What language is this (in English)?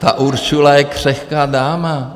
Czech